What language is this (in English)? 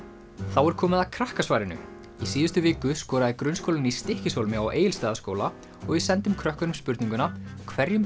Icelandic